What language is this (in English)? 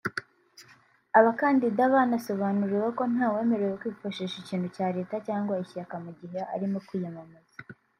Kinyarwanda